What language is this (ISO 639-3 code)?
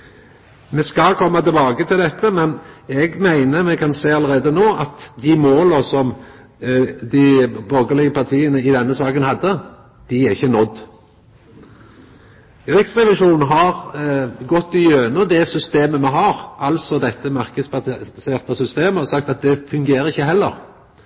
nno